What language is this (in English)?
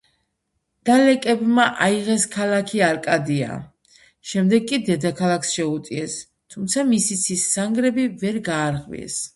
Georgian